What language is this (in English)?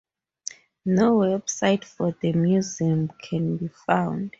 English